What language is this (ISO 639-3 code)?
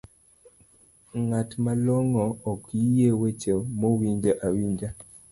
luo